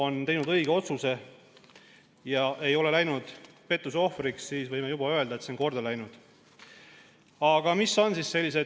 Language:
Estonian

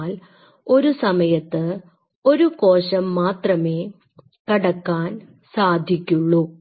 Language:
Malayalam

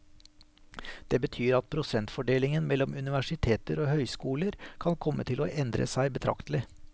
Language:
Norwegian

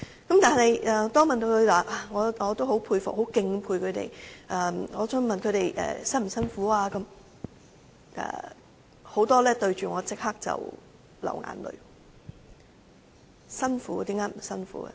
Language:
Cantonese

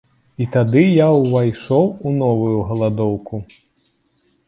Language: Belarusian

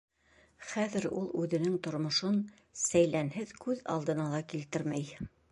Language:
Bashkir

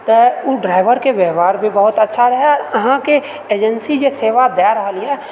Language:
Maithili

